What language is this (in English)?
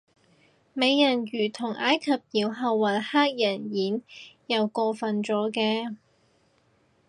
Cantonese